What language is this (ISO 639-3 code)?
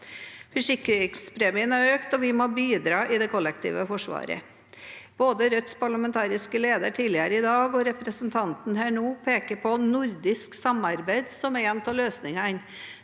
nor